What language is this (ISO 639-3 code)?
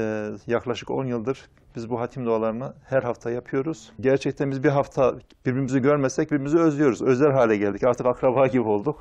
tur